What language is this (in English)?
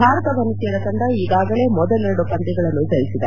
Kannada